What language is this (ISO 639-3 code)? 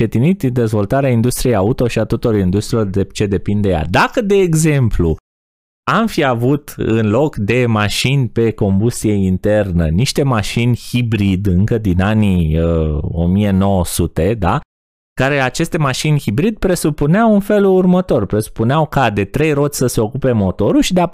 ron